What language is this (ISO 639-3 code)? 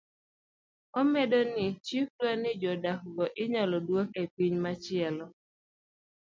luo